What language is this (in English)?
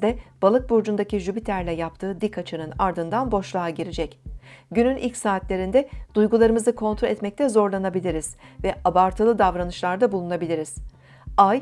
Turkish